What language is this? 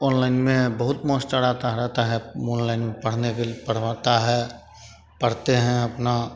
Hindi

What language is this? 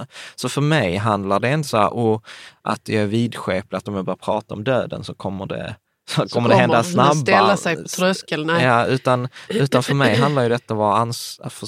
Swedish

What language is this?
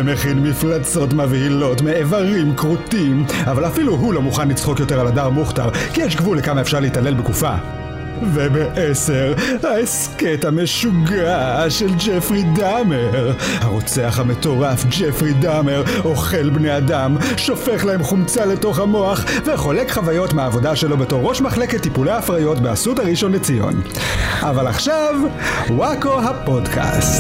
Hebrew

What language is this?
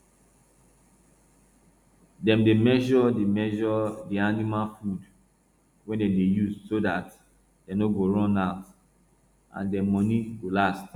Nigerian Pidgin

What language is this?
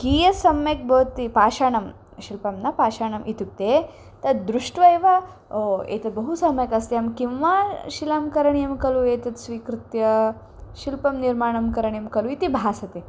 Sanskrit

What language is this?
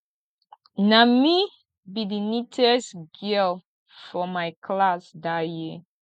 Nigerian Pidgin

